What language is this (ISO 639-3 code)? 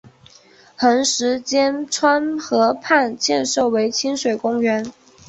zho